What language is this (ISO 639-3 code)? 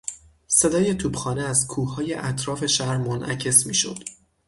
fas